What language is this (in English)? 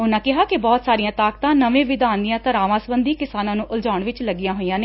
Punjabi